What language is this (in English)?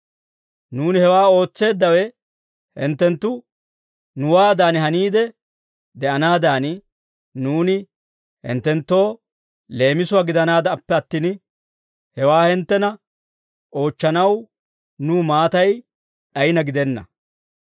Dawro